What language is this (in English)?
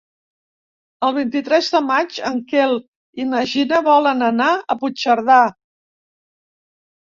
Catalan